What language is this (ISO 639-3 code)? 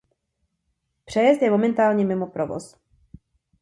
ces